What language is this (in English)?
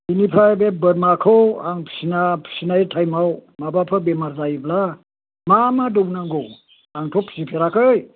Bodo